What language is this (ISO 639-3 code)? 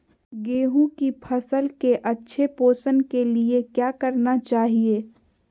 mag